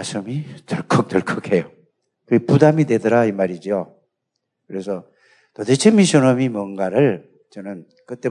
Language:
Korean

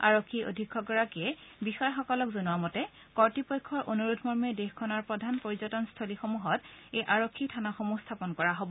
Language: Assamese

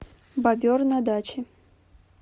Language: Russian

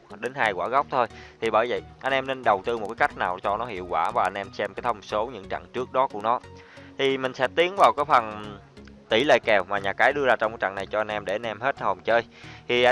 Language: Vietnamese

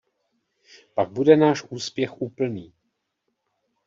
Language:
Czech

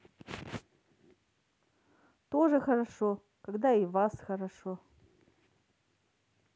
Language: Russian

